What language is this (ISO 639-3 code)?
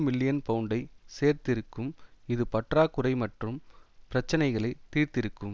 tam